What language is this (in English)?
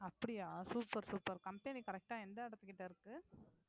Tamil